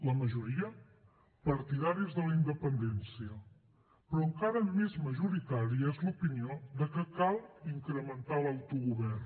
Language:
Catalan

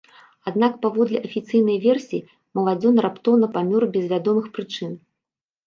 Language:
Belarusian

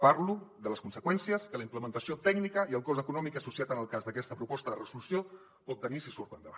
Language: Catalan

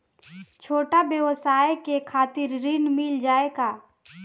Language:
Bhojpuri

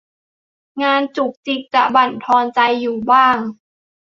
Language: Thai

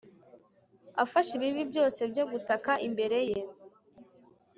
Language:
Kinyarwanda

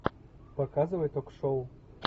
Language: Russian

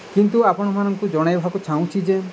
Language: Odia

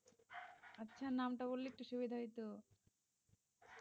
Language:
Bangla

